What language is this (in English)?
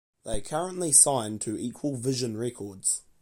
English